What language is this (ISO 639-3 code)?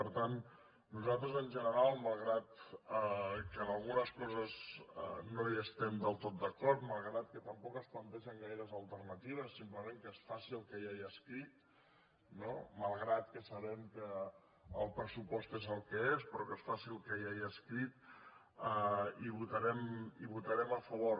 cat